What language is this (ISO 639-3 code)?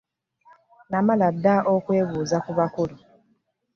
lug